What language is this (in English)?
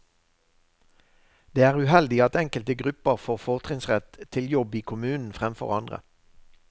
Norwegian